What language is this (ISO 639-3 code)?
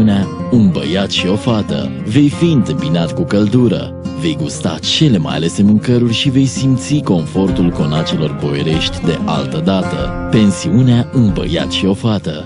ron